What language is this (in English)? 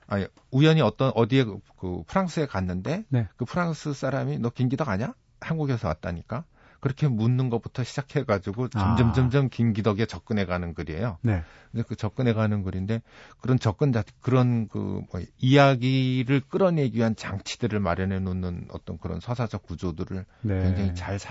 Korean